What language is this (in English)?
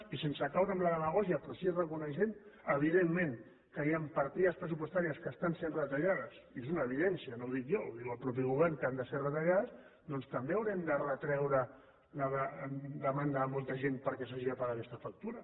Catalan